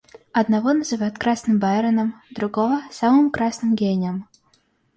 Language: Russian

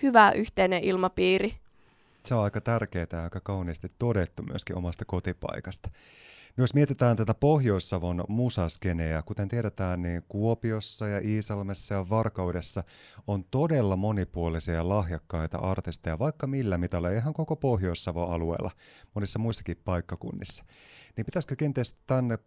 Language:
Finnish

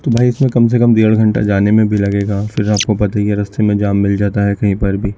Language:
Urdu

